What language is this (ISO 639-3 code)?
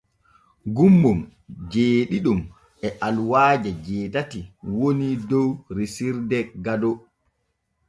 fue